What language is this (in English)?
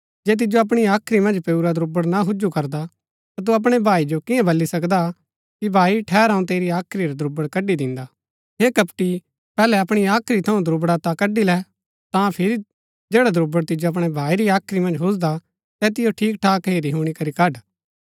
Gaddi